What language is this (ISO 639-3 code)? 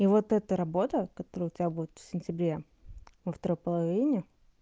rus